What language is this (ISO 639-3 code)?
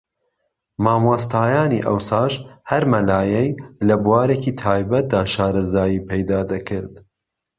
ckb